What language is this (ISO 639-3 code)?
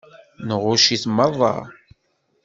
kab